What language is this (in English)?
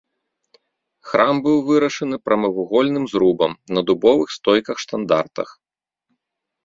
Belarusian